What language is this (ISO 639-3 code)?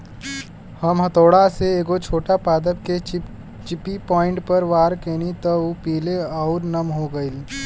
bho